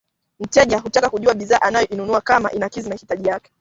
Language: Swahili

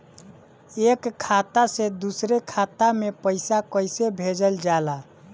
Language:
Bhojpuri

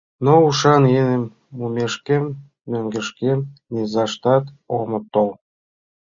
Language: Mari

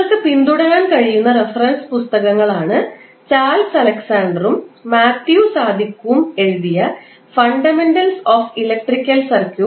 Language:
Malayalam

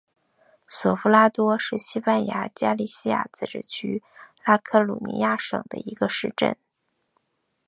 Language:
Chinese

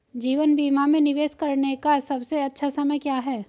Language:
Hindi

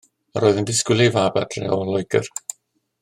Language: Welsh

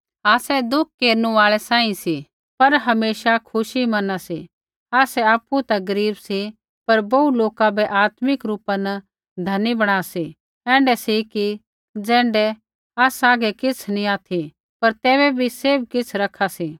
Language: Kullu Pahari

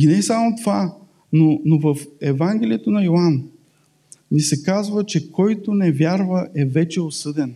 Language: Bulgarian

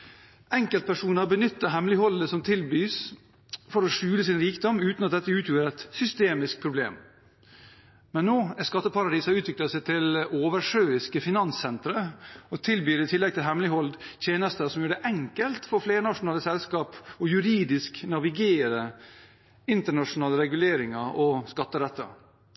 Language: Norwegian Bokmål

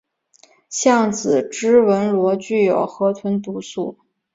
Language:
Chinese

